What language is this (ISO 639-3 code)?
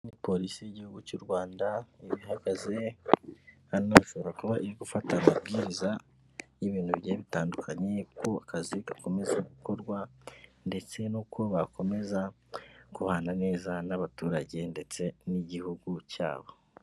kin